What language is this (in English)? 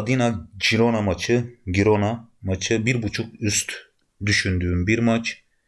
Turkish